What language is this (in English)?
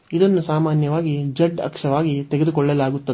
Kannada